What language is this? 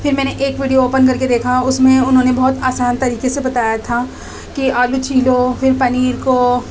Urdu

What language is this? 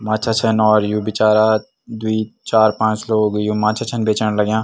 Garhwali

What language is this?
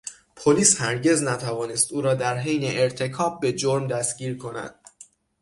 Persian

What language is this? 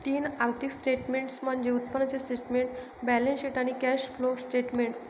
Marathi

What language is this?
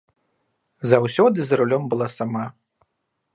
Belarusian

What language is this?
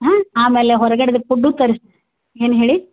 Kannada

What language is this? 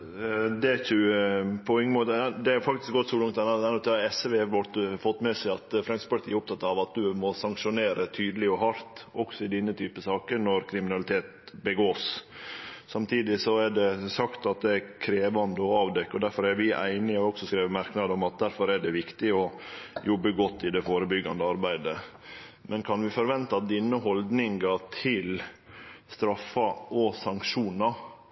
Norwegian Nynorsk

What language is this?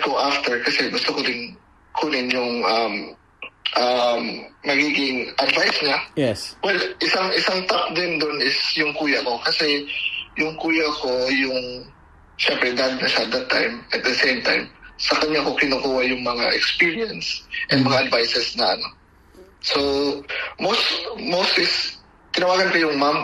Filipino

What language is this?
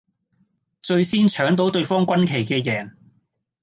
Cantonese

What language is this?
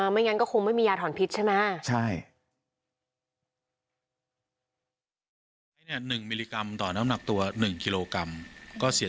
Thai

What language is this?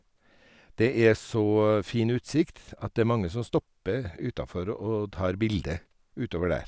Norwegian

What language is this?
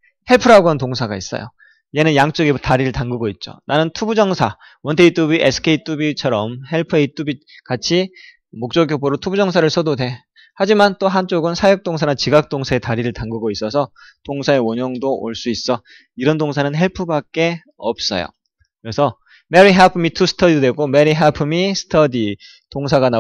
Korean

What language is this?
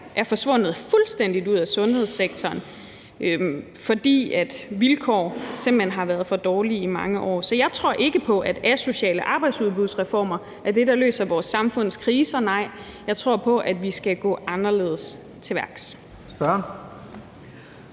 Danish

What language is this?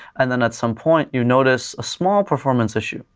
English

